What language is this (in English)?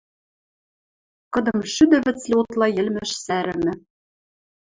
Western Mari